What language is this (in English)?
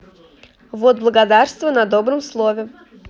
Russian